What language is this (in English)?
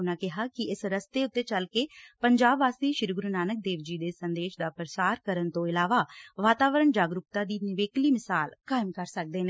Punjabi